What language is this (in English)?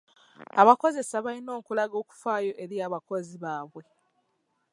Ganda